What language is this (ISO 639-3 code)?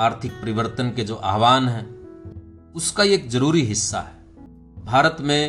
hin